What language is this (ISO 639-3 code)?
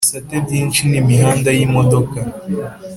kin